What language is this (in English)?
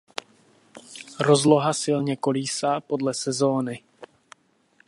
Czech